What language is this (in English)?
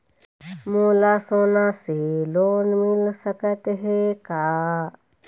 Chhattisgarhi